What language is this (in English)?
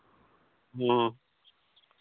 Santali